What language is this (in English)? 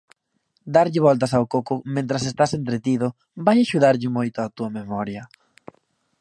Galician